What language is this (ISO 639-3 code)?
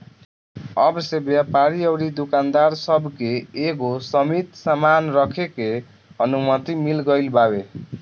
bho